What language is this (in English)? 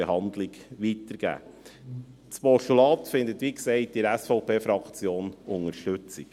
Swiss German